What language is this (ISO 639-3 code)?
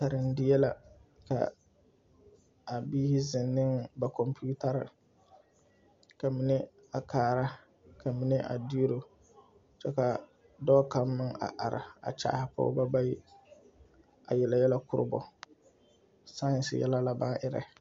dga